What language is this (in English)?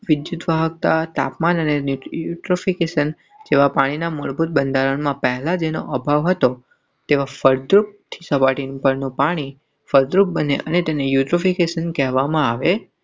Gujarati